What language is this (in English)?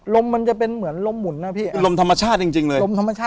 Thai